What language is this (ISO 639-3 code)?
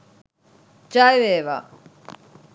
sin